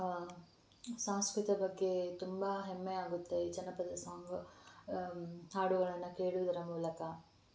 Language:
Kannada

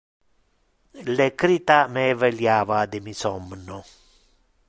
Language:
Interlingua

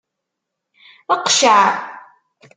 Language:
Kabyle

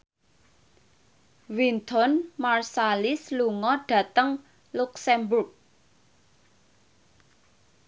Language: Javanese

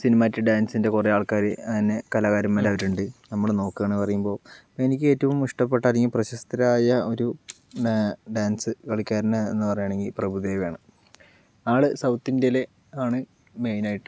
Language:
Malayalam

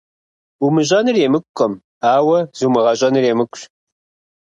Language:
Kabardian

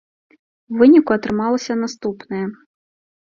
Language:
Belarusian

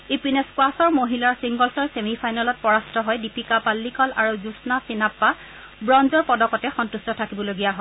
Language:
Assamese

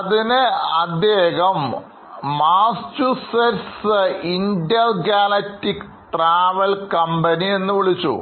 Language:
Malayalam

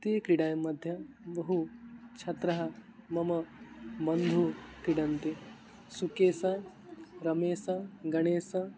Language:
Sanskrit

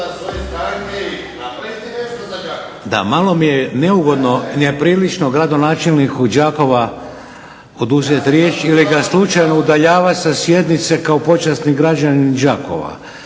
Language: Croatian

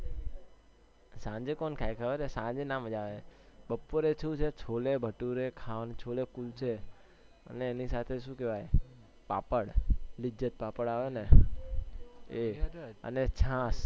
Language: Gujarati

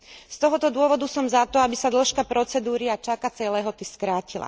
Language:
Slovak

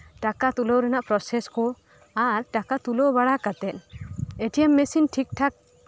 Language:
Santali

